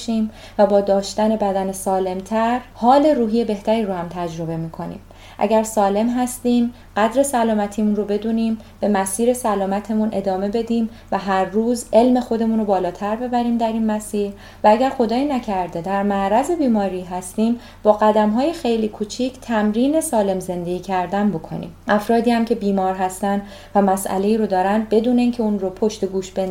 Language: Persian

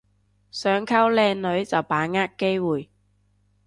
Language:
Cantonese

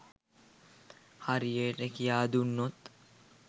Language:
Sinhala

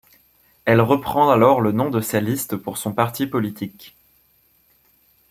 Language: French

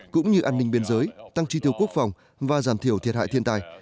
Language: Vietnamese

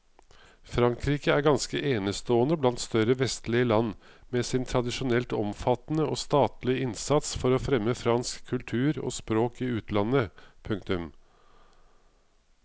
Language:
Norwegian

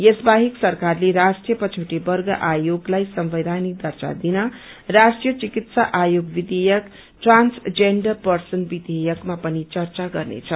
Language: Nepali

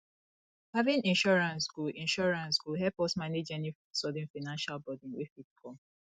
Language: Nigerian Pidgin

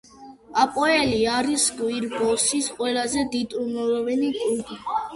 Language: Georgian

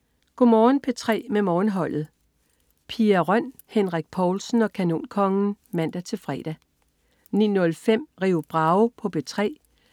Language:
Danish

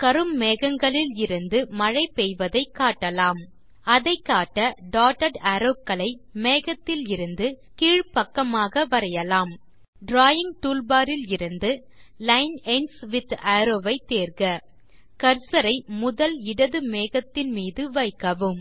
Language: Tamil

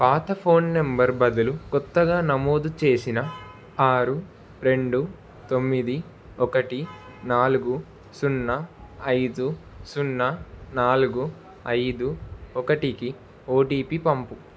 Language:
Telugu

